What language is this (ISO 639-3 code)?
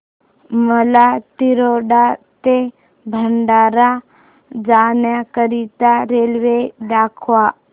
mar